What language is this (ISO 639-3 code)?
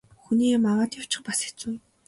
mon